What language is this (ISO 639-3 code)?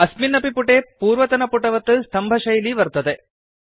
san